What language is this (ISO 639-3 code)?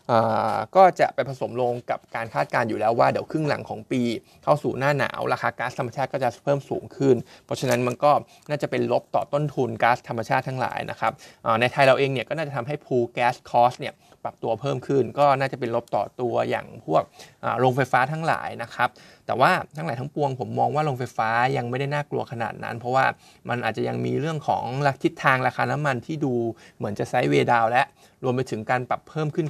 tha